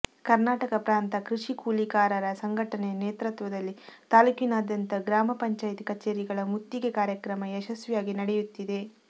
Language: Kannada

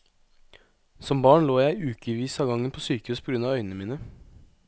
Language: Norwegian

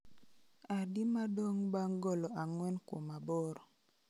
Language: Luo (Kenya and Tanzania)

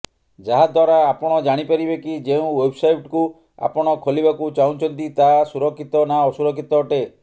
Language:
Odia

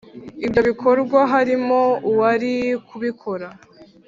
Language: Kinyarwanda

